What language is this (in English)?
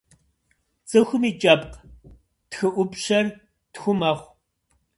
Kabardian